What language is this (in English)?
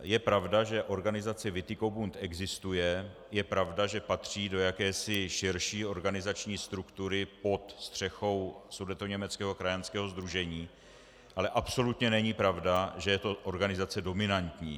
Czech